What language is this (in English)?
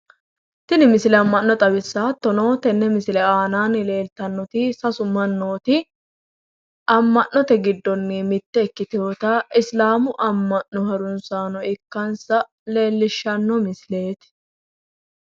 Sidamo